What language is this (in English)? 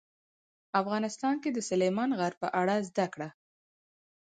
Pashto